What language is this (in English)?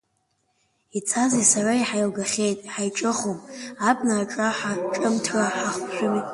Abkhazian